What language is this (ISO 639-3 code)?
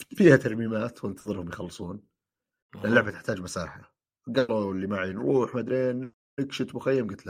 ara